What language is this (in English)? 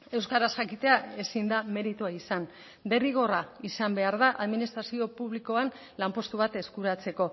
Basque